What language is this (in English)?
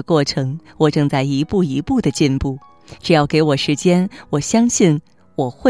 Chinese